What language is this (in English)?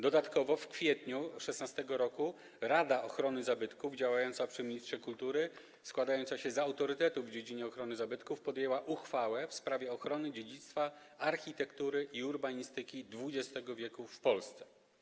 Polish